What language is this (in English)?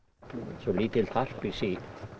Icelandic